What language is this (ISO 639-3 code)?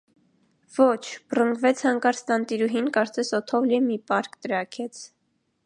hye